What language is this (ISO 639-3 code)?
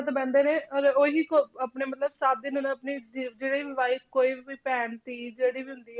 pan